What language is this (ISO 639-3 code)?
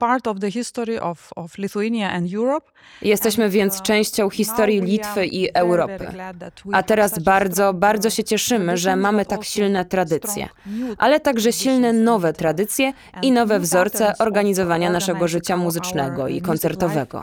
pol